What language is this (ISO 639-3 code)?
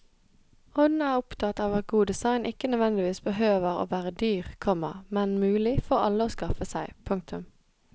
nor